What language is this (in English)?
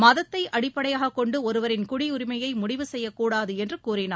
Tamil